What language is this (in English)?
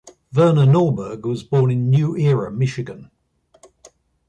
English